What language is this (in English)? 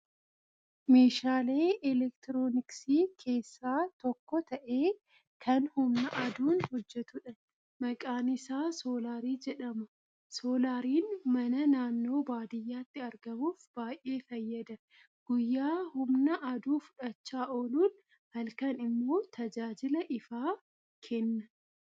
Oromo